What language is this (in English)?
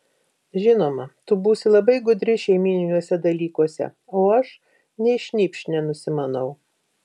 Lithuanian